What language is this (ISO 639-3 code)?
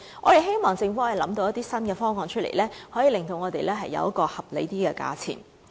yue